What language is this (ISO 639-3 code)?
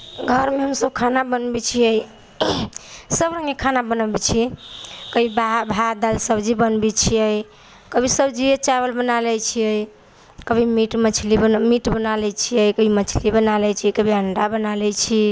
mai